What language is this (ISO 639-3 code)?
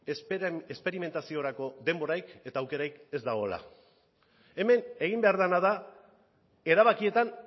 eus